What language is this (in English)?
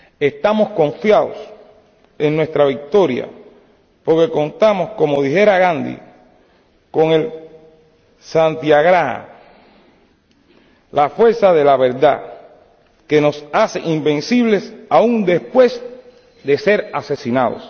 Spanish